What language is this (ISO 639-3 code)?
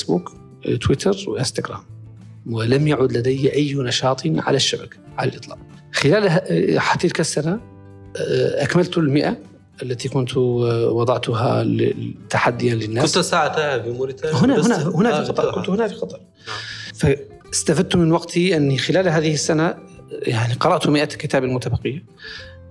ara